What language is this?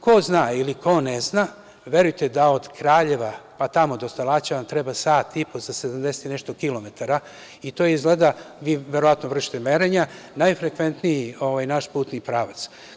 Serbian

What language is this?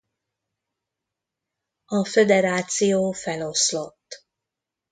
Hungarian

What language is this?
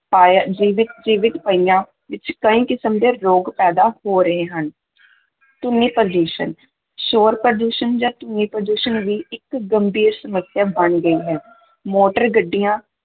Punjabi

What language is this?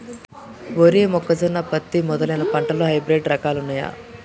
Telugu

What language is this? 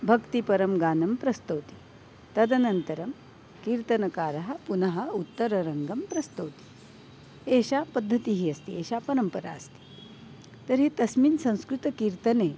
Sanskrit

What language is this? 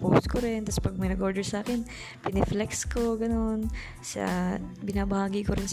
Filipino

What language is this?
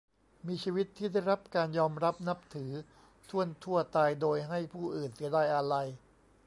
Thai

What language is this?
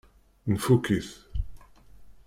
Kabyle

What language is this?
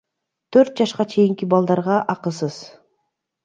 Kyrgyz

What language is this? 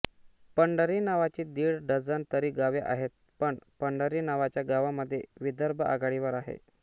Marathi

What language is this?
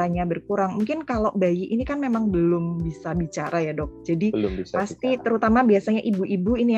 Indonesian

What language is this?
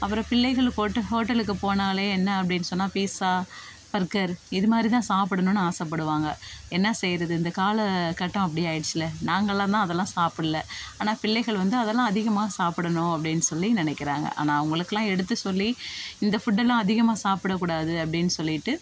Tamil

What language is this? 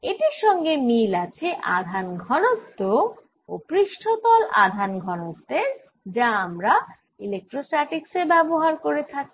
Bangla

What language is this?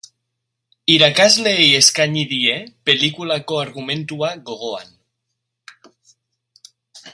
Basque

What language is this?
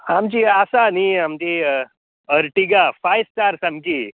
Konkani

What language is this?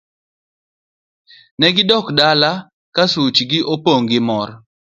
Luo (Kenya and Tanzania)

